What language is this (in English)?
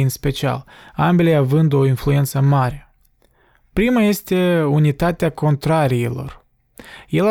Romanian